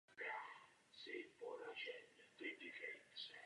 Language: Czech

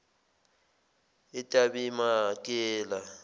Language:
Zulu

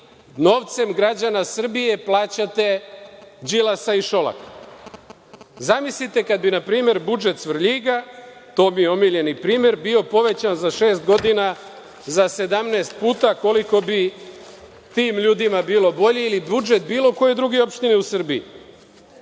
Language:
Serbian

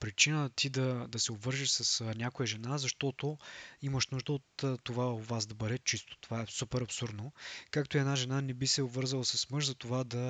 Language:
Bulgarian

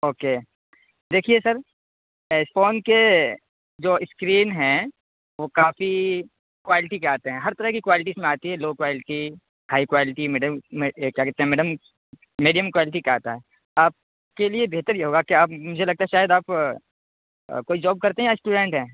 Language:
Urdu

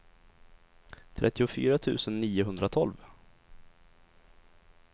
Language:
Swedish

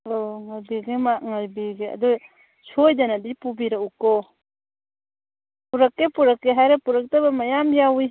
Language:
Manipuri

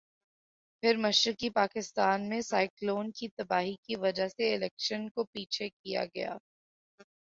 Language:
Urdu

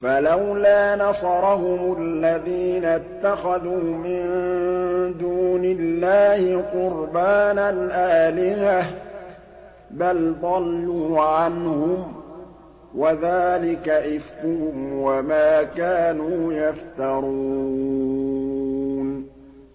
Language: Arabic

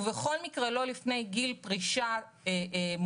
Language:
Hebrew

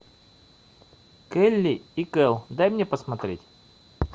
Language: Russian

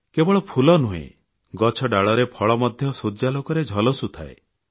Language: Odia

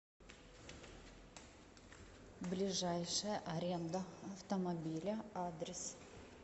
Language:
Russian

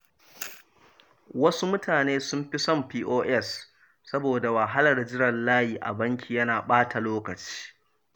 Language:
Hausa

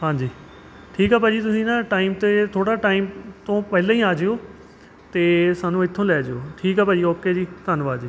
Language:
Punjabi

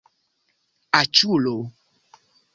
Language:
Esperanto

